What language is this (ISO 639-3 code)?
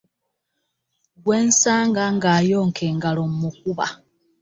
lug